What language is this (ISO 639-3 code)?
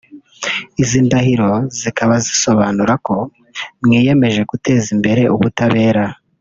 kin